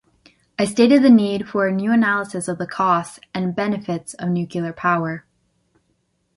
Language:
English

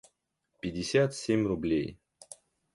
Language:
Russian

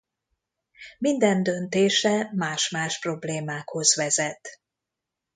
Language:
Hungarian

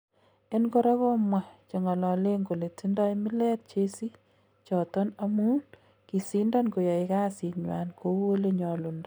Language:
Kalenjin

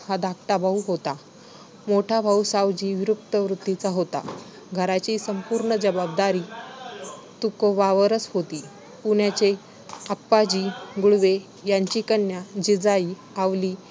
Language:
Marathi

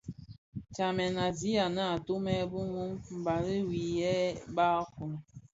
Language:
Bafia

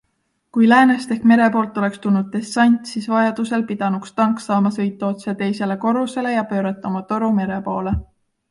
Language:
Estonian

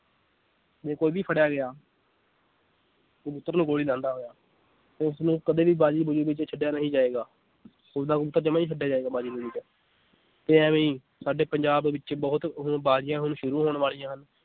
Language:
Punjabi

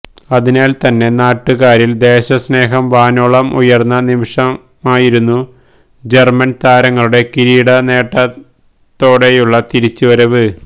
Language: Malayalam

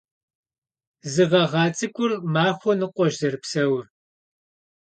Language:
Kabardian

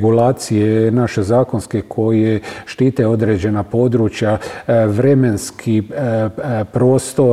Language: Croatian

